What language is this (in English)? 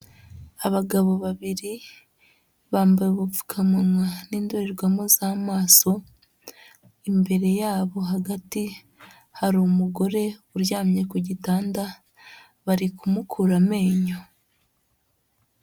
Kinyarwanda